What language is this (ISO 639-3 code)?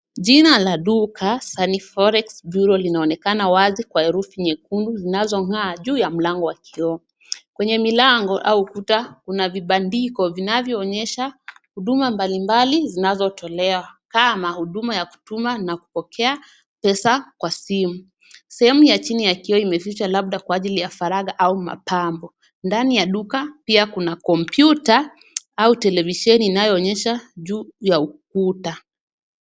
swa